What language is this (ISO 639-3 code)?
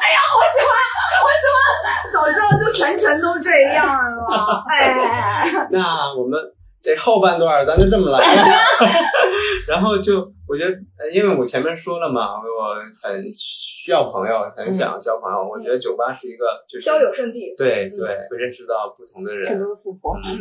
zho